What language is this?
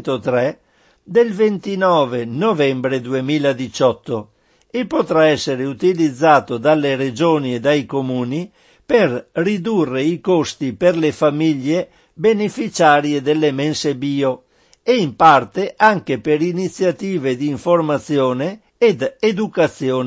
Italian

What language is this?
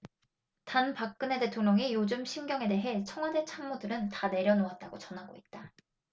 Korean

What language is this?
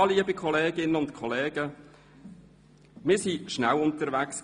Swiss German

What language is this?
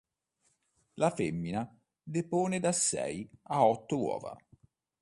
Italian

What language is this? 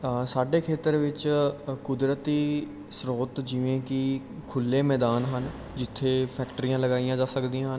Punjabi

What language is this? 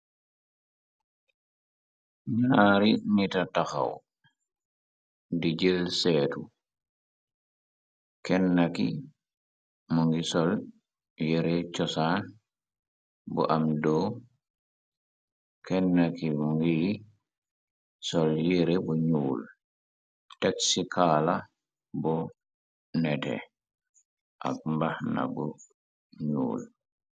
Wolof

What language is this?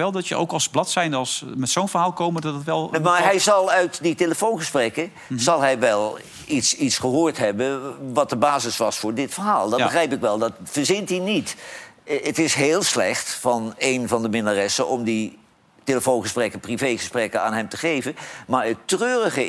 Dutch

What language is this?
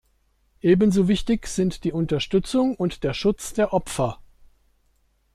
German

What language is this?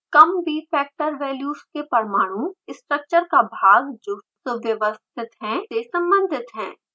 Hindi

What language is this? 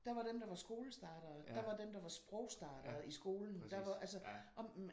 Danish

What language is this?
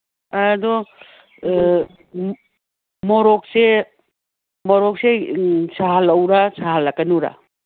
Manipuri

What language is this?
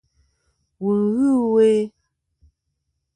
Kom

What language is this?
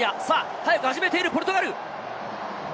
Japanese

